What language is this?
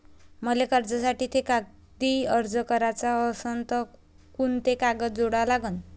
Marathi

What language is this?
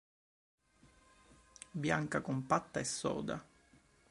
Italian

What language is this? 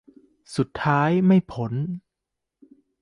Thai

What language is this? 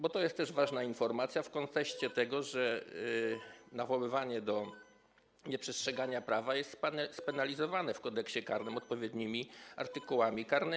Polish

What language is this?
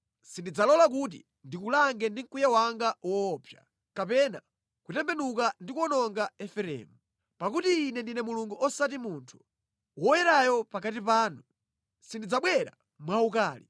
Nyanja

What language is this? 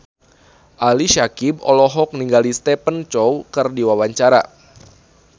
Sundanese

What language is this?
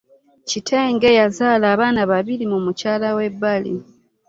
Ganda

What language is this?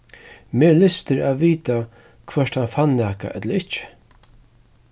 Faroese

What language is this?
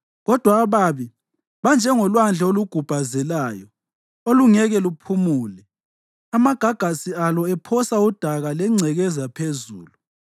North Ndebele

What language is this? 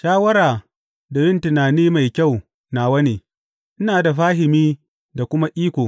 Hausa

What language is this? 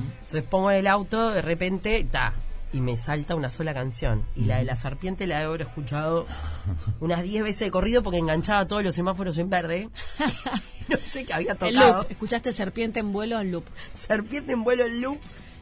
Spanish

